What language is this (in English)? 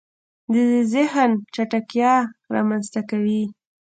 Pashto